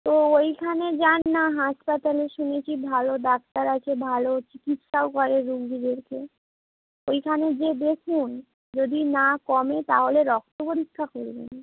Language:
Bangla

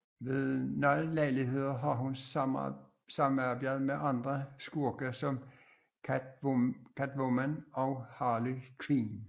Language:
Danish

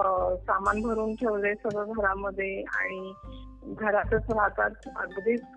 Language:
Marathi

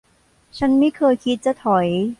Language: Thai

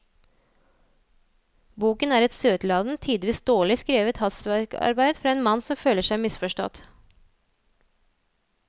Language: Norwegian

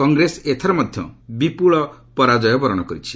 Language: Odia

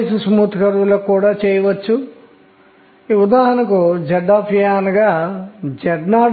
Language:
Telugu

